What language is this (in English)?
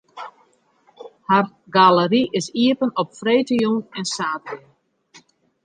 Western Frisian